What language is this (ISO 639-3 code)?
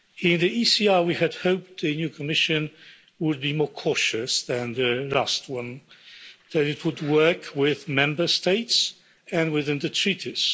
eng